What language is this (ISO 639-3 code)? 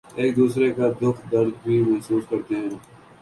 urd